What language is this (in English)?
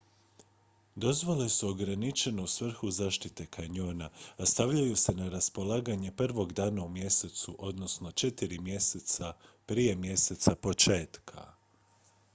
Croatian